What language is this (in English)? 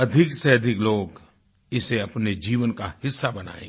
Hindi